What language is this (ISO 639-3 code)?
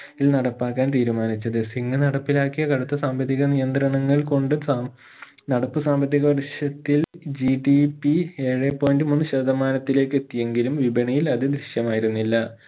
mal